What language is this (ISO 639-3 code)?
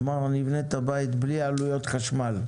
heb